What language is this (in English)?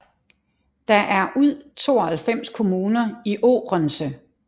Danish